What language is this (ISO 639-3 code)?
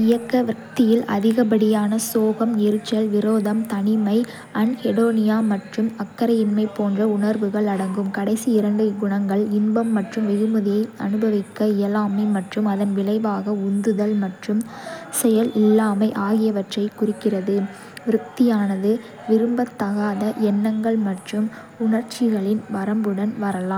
kfe